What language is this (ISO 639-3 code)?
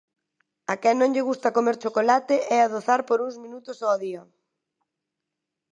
glg